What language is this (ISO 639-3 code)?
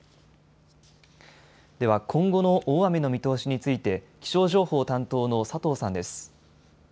jpn